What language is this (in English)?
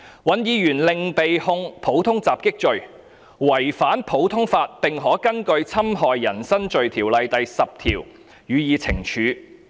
Cantonese